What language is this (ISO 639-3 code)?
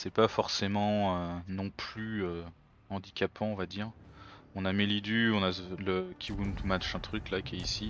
fra